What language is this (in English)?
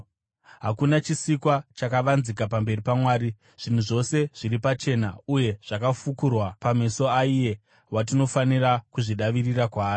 Shona